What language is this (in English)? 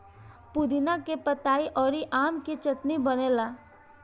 Bhojpuri